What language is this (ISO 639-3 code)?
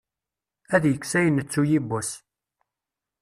kab